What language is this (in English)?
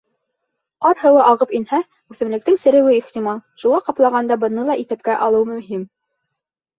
Bashkir